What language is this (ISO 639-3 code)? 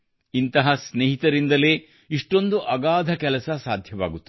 kan